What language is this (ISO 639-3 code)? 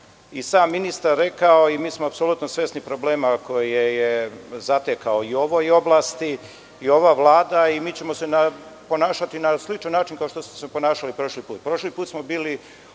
srp